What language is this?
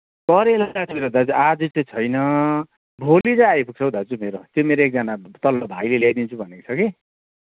Nepali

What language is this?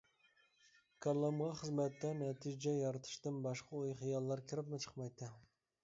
Uyghur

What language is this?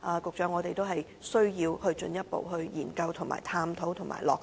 Cantonese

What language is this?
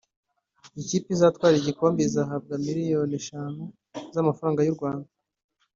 Kinyarwanda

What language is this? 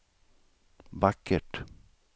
Swedish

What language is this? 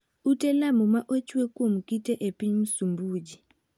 Luo (Kenya and Tanzania)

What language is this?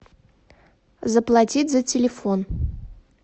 Russian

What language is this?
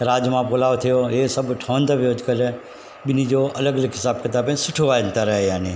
Sindhi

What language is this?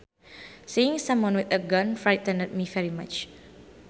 Sundanese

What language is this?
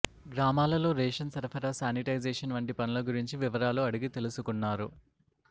Telugu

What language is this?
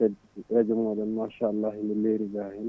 Fula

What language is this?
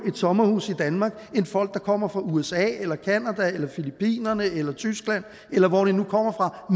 Danish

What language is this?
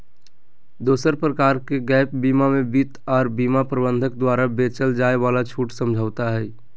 Magahi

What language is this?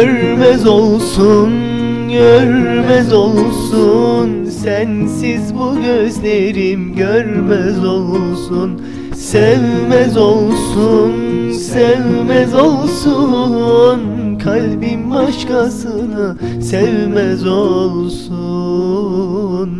Turkish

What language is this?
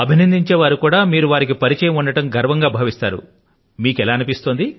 Telugu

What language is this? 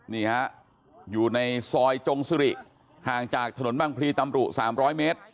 Thai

